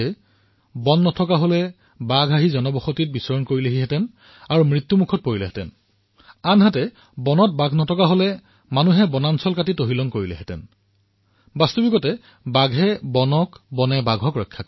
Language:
Assamese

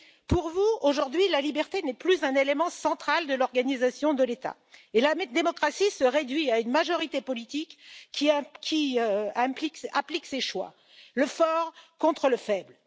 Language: French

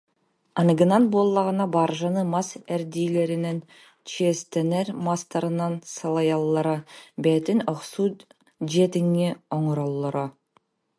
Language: Yakut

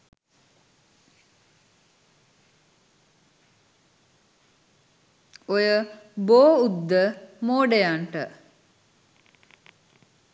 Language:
Sinhala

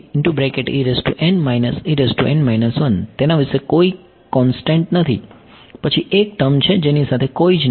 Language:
Gujarati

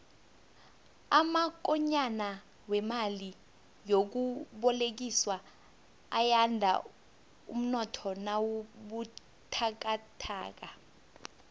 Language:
South Ndebele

